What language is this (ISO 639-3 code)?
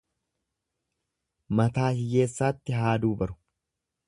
orm